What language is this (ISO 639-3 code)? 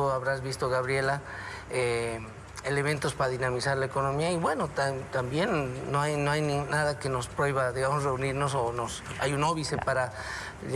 spa